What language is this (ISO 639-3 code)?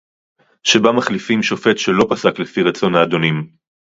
heb